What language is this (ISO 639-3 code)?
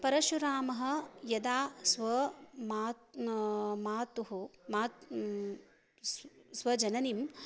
san